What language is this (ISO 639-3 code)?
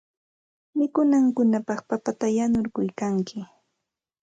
qxt